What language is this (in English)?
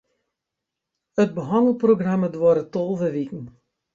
Western Frisian